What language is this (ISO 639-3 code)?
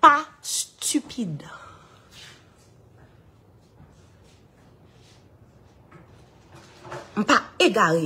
fra